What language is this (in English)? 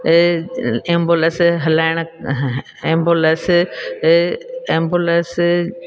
Sindhi